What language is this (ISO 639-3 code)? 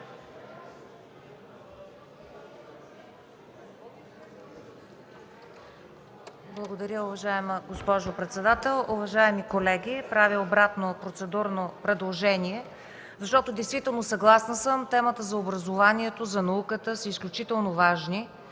bul